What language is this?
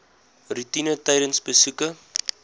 Afrikaans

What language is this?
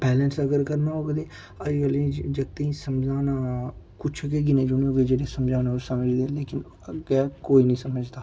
Dogri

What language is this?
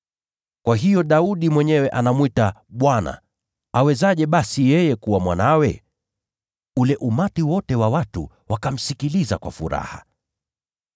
Swahili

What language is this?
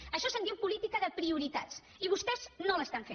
Catalan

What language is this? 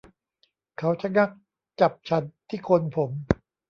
Thai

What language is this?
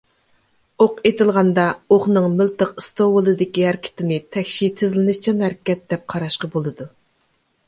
Uyghur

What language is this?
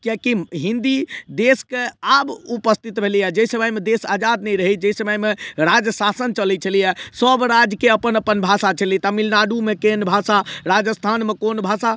Maithili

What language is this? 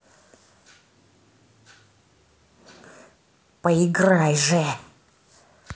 Russian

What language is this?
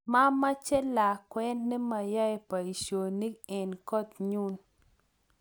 Kalenjin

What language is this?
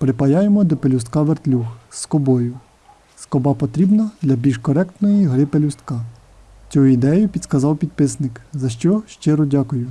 Ukrainian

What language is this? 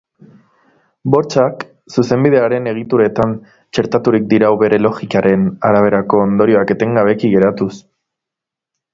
Basque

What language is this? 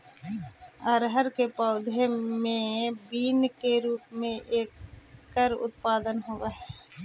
Magahi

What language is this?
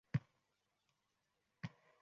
Uzbek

